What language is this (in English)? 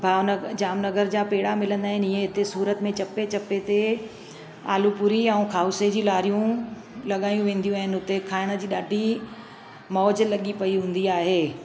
Sindhi